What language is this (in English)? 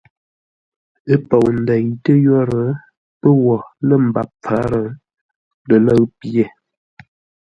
Ngombale